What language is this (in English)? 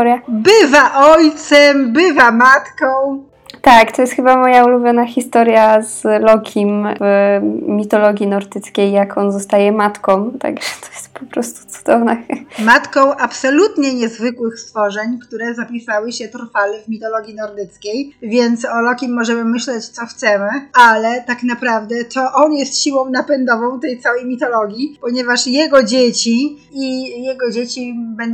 Polish